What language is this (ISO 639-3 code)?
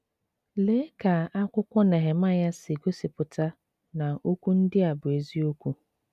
ibo